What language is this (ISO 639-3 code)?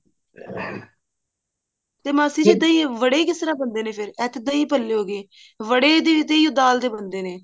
pan